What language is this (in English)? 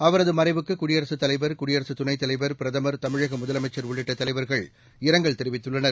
Tamil